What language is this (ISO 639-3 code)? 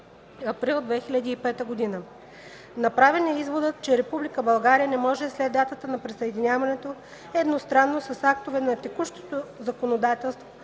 bul